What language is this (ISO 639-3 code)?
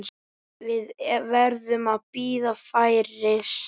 isl